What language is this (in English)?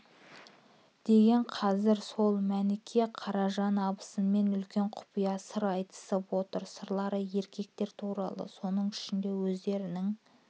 Kazakh